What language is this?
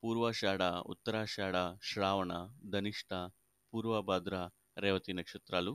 Telugu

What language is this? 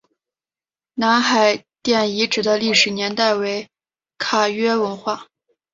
Chinese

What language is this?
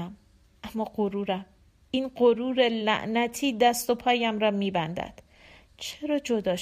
Persian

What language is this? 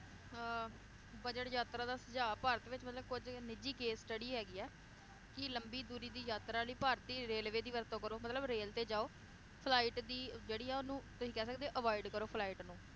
Punjabi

